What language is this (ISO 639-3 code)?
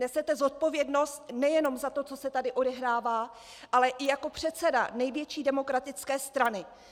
ces